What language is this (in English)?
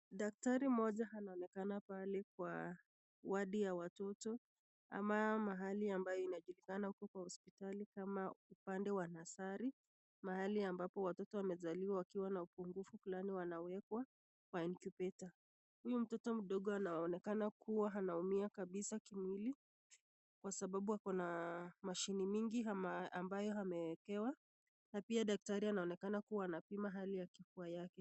Swahili